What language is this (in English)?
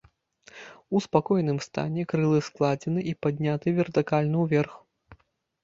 Belarusian